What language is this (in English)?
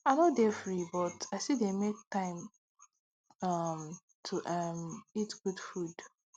Nigerian Pidgin